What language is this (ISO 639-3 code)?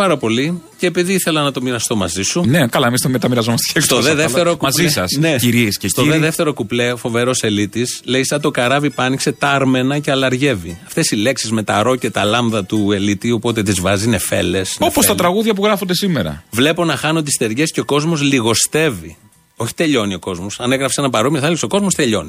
ell